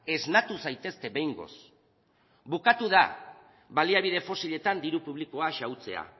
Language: Basque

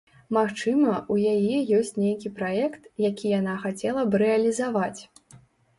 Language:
Belarusian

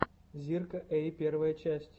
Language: Russian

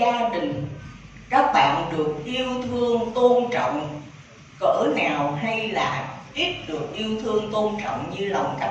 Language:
Vietnamese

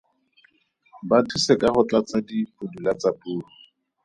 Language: Tswana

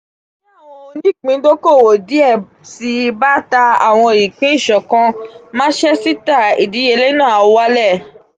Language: Yoruba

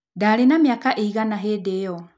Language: Kikuyu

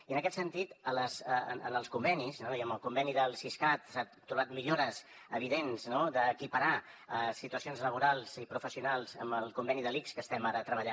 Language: Catalan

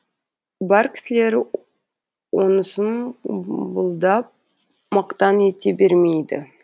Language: Kazakh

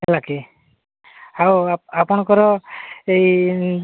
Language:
Odia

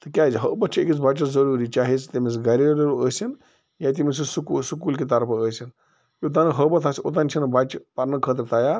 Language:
Kashmiri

